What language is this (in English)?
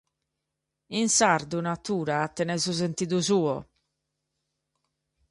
Sardinian